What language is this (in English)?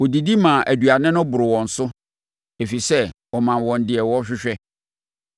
Akan